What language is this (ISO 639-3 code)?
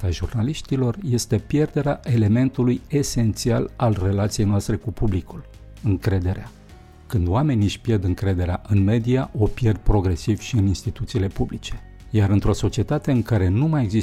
ron